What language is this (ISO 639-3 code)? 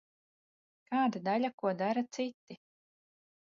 lav